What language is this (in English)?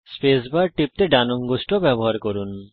Bangla